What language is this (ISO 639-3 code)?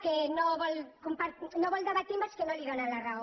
cat